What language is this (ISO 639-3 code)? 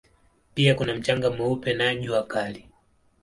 swa